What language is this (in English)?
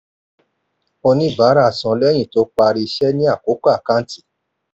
Yoruba